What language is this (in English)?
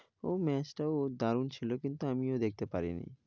Bangla